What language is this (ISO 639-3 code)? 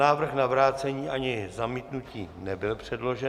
ces